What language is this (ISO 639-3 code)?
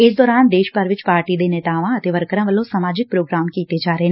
pan